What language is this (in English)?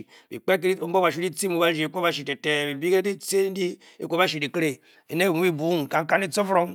Bokyi